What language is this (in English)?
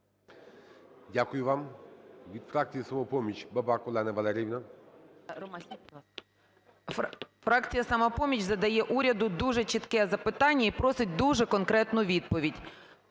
Ukrainian